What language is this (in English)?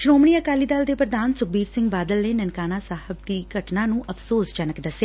Punjabi